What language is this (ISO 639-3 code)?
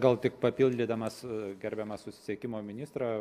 lit